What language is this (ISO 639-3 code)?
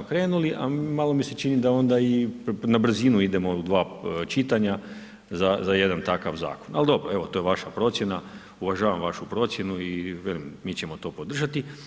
hrv